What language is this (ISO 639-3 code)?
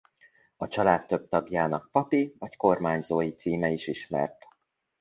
hun